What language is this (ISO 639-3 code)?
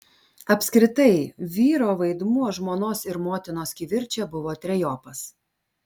lit